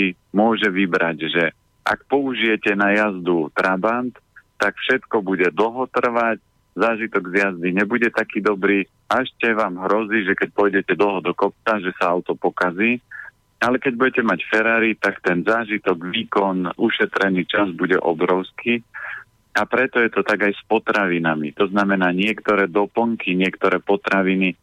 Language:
Slovak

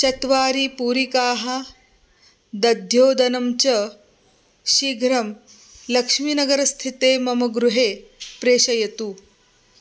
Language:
Sanskrit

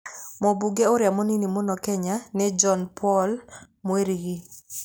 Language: Kikuyu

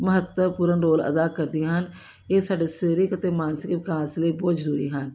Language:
Punjabi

